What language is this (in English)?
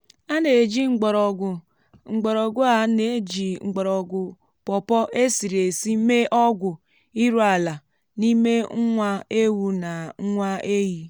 Igbo